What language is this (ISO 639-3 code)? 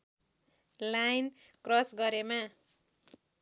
nep